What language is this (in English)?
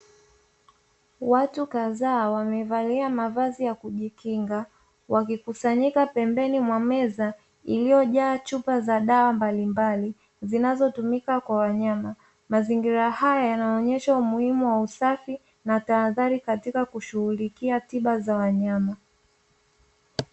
Swahili